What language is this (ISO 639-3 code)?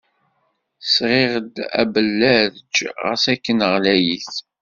kab